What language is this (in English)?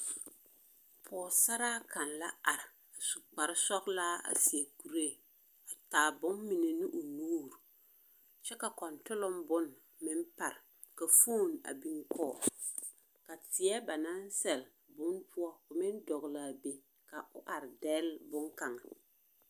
Southern Dagaare